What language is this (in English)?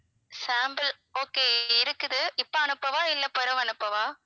Tamil